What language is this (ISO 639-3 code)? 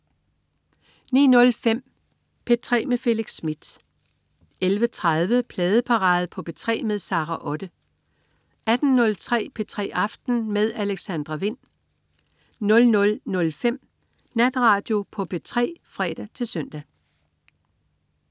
dan